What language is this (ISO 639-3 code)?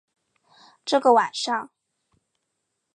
zho